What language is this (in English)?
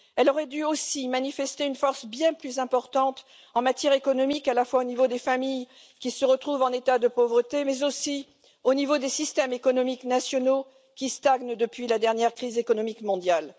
French